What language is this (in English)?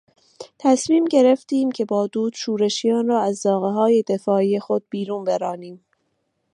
Persian